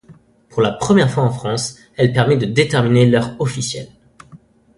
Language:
French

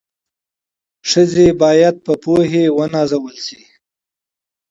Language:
Pashto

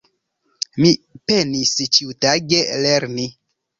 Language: Esperanto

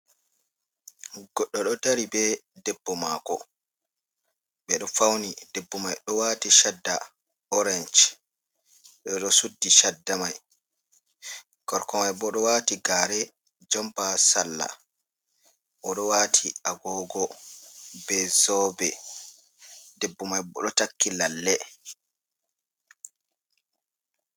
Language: Fula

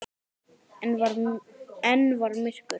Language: Icelandic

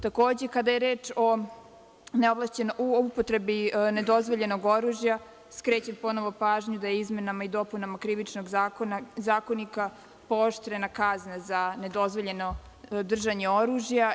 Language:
Serbian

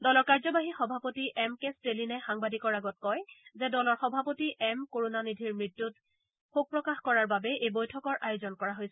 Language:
Assamese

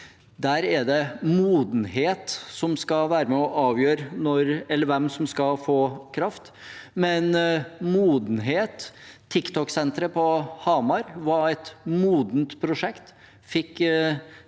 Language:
Norwegian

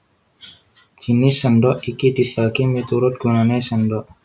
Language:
Javanese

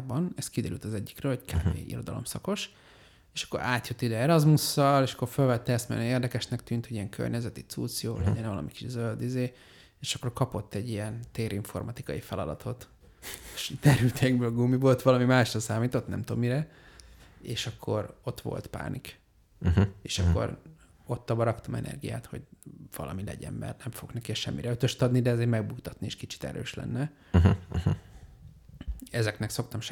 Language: Hungarian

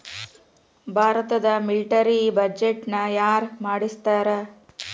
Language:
Kannada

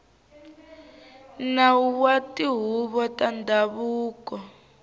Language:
Tsonga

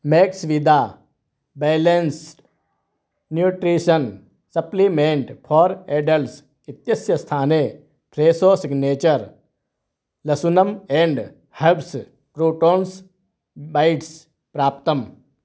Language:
Sanskrit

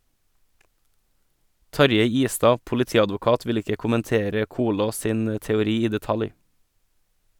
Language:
Norwegian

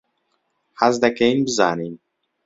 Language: Central Kurdish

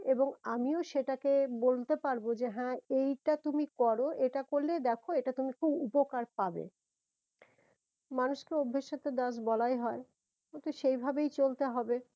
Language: Bangla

